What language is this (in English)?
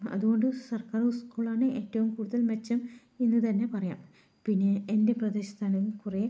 Malayalam